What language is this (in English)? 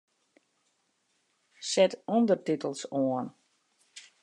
Western Frisian